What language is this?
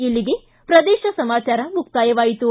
Kannada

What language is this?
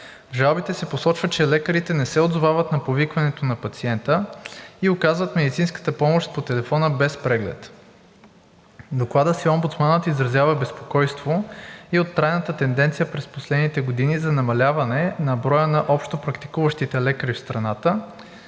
Bulgarian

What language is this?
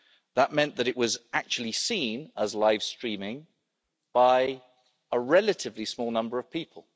English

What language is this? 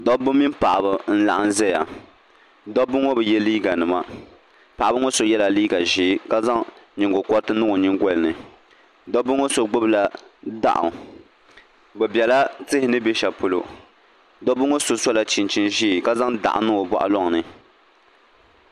Dagbani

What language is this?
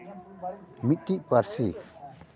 Santali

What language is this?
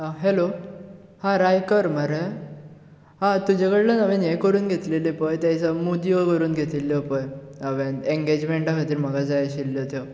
Konkani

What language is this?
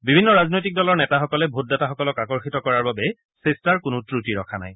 Assamese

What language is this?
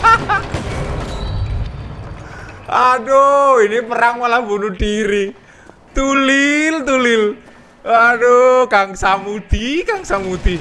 Indonesian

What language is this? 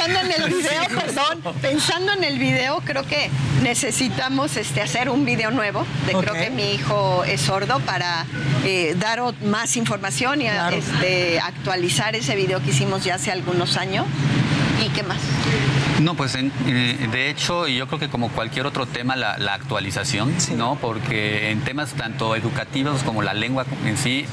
Spanish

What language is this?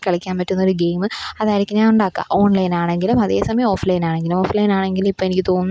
Malayalam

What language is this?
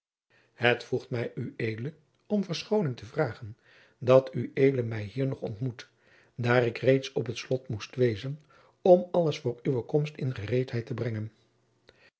Dutch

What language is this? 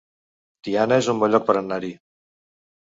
Catalan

